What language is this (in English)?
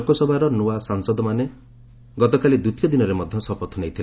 Odia